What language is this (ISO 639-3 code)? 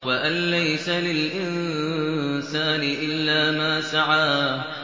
ara